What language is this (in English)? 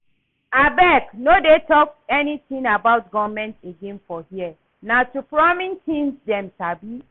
Nigerian Pidgin